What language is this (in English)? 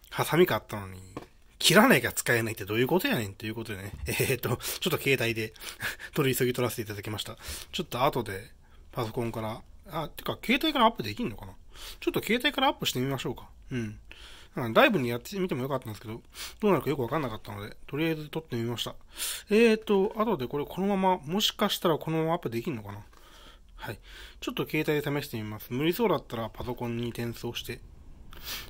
Japanese